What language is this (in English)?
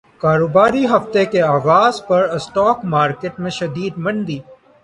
Urdu